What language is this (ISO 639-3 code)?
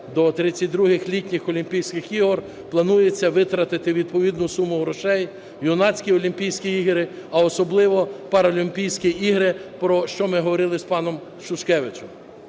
ukr